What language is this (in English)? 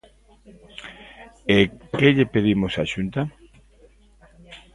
Galician